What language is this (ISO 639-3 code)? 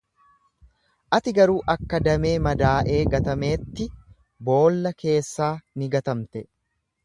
orm